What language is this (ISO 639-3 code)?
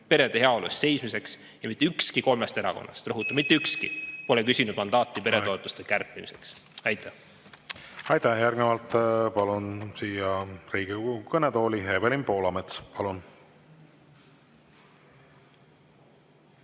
est